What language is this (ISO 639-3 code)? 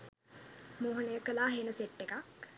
sin